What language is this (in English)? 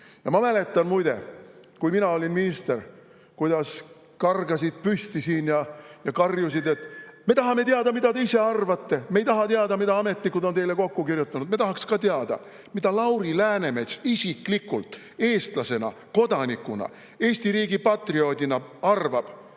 Estonian